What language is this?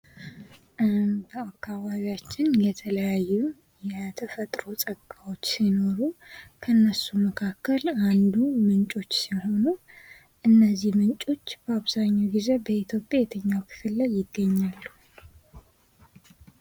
Amharic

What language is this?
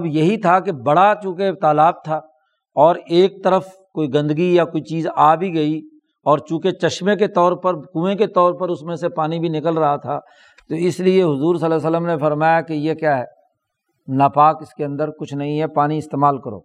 Urdu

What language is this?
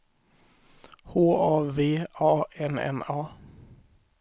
Swedish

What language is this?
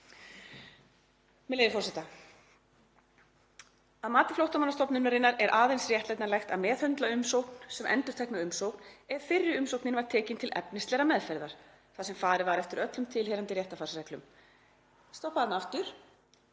Icelandic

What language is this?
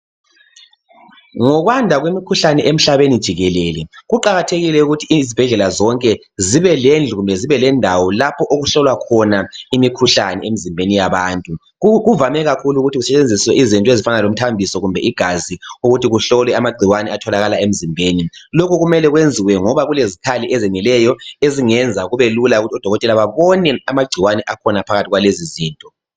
North Ndebele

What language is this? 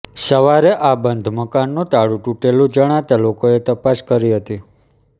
Gujarati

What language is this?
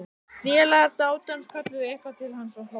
Icelandic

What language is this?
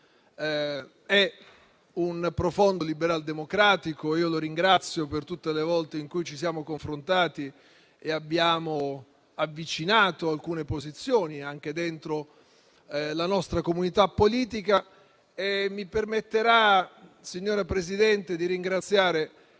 Italian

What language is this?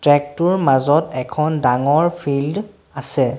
Assamese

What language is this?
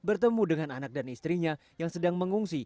Indonesian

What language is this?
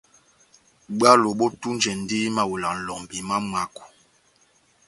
Batanga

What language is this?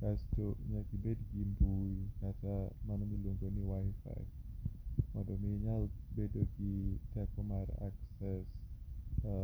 Luo (Kenya and Tanzania)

